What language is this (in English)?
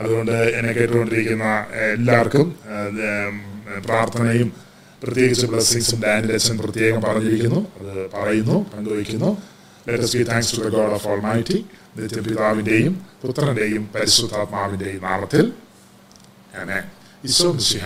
Malayalam